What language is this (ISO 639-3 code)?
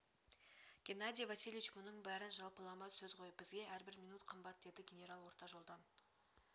kaz